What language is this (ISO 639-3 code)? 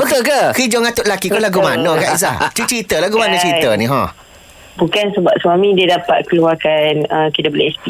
msa